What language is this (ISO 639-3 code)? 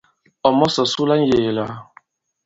abb